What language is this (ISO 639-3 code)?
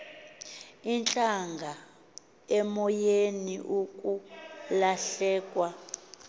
xho